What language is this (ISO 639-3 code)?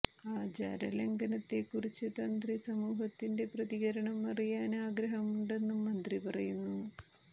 mal